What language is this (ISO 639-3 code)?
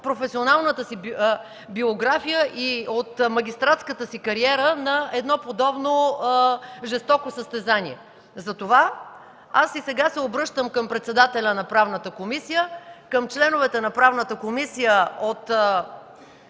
bul